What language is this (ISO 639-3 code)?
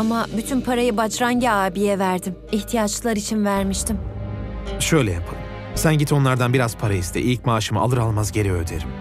tur